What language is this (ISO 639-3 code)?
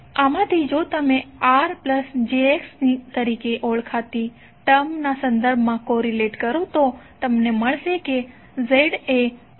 guj